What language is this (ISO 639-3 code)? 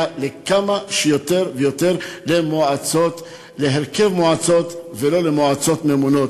heb